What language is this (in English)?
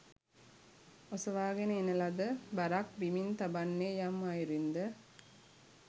Sinhala